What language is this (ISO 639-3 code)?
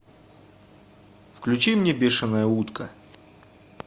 rus